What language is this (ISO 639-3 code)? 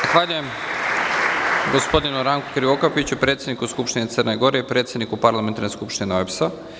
srp